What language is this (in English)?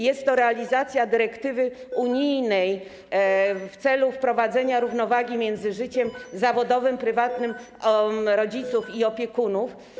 Polish